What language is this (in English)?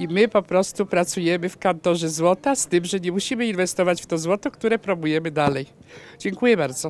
Polish